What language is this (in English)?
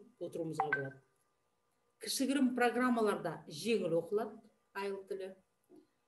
Turkish